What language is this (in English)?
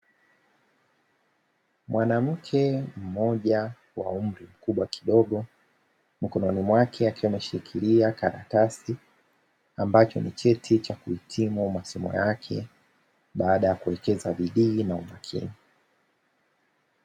Swahili